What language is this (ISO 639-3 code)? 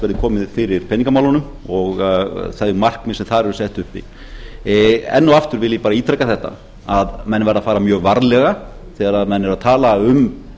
isl